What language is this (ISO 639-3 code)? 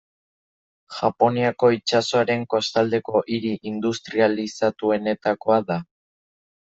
eus